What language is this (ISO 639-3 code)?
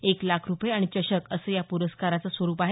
mar